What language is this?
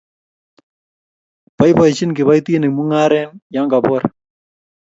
Kalenjin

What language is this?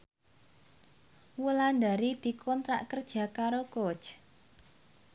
Javanese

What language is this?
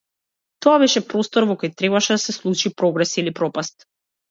Macedonian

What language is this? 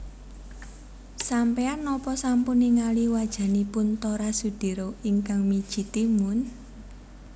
Javanese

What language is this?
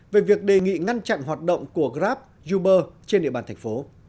Vietnamese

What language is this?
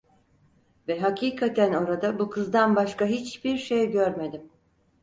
Turkish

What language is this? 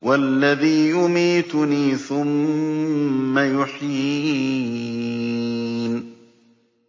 Arabic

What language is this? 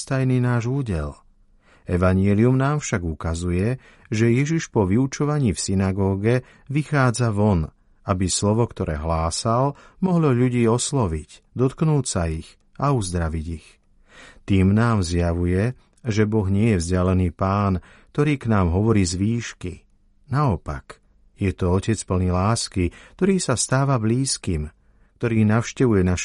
Slovak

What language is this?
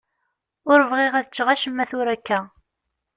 Kabyle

